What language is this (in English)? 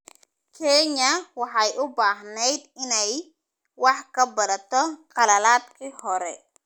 Somali